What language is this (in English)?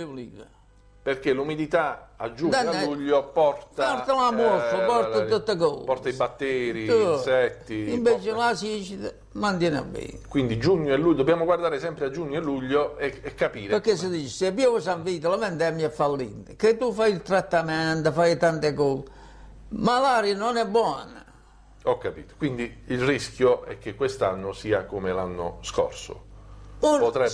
Italian